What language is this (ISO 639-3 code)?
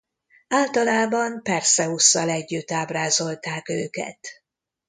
hun